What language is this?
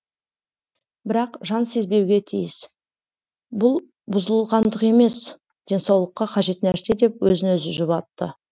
Kazakh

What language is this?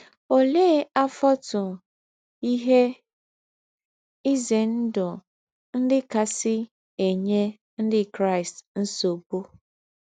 Igbo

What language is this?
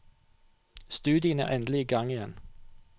Norwegian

